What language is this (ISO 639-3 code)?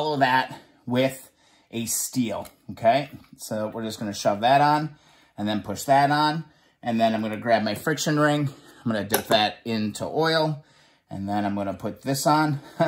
eng